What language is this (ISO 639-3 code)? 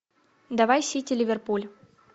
rus